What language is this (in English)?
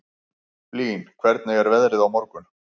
Icelandic